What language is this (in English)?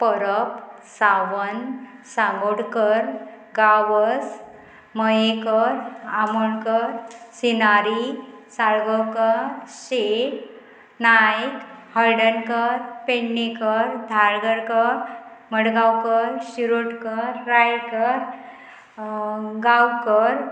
Konkani